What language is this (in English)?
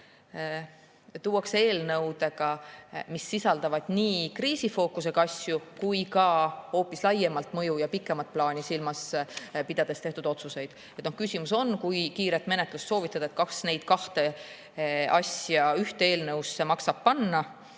Estonian